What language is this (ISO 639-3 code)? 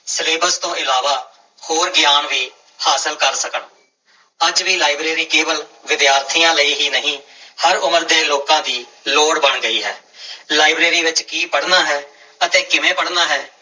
pan